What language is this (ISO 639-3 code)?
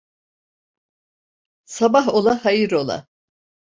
tur